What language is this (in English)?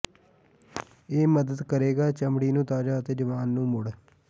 Punjabi